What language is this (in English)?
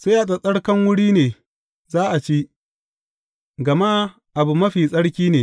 Hausa